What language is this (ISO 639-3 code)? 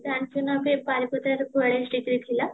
ori